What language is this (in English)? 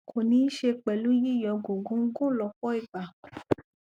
Yoruba